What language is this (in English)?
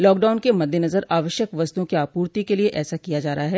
Hindi